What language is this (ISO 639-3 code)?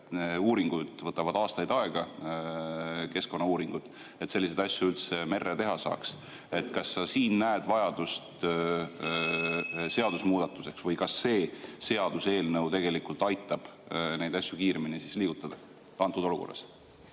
est